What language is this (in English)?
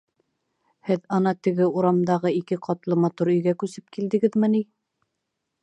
Bashkir